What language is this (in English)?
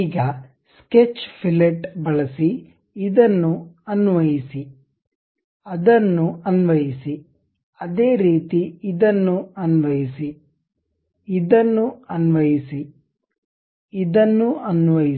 Kannada